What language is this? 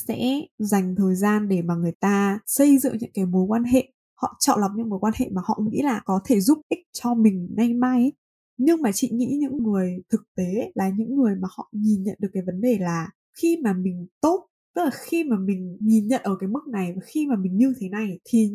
Vietnamese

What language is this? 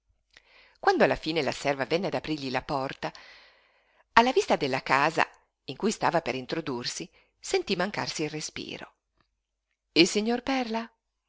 Italian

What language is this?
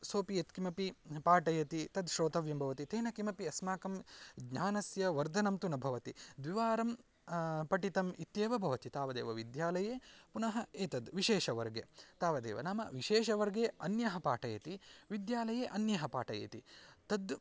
Sanskrit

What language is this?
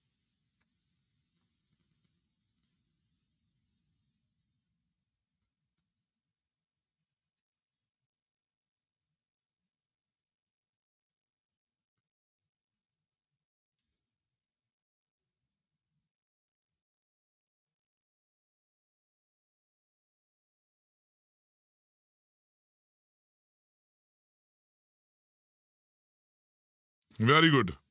Punjabi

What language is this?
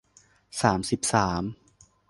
Thai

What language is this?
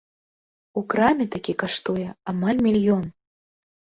Belarusian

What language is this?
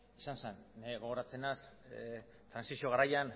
Basque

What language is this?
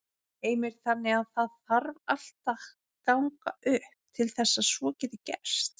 Icelandic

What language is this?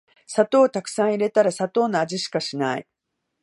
Japanese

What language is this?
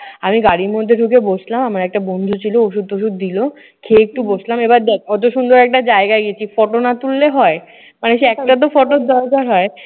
Bangla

